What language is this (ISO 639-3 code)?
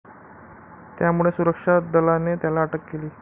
mar